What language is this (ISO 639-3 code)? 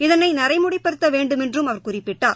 tam